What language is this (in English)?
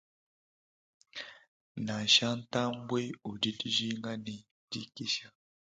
Luba-Lulua